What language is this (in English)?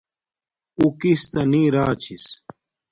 Domaaki